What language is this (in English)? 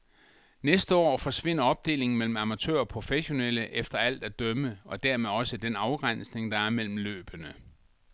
Danish